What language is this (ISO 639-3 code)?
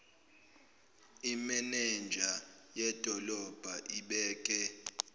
zul